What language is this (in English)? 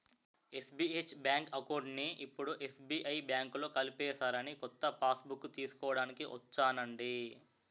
Telugu